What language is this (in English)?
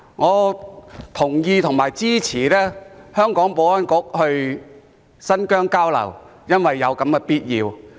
Cantonese